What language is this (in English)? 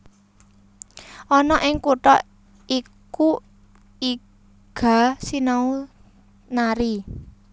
Javanese